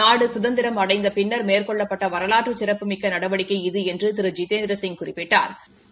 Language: Tamil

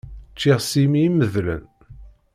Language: Kabyle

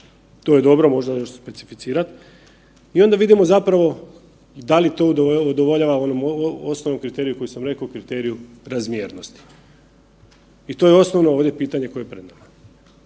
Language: Croatian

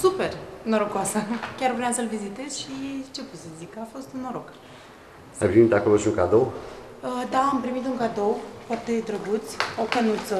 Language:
Romanian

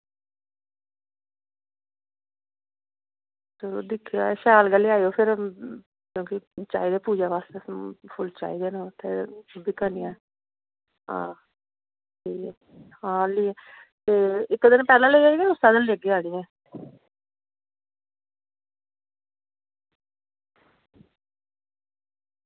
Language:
Dogri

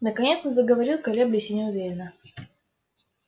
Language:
Russian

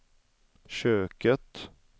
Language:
Swedish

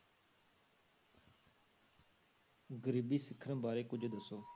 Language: Punjabi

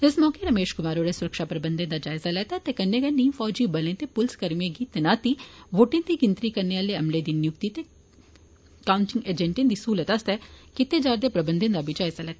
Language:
Dogri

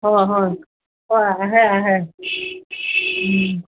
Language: Assamese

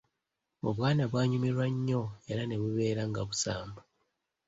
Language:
Ganda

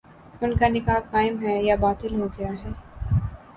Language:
Urdu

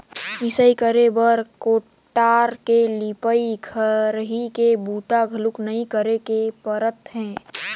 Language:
Chhattisgarhi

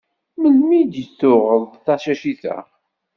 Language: Kabyle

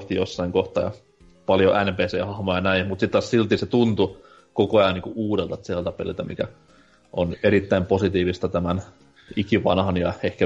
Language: Finnish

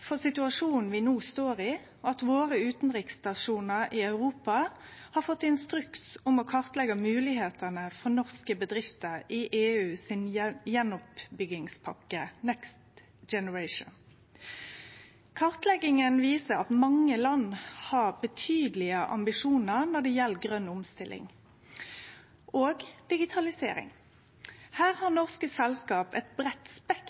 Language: Norwegian Nynorsk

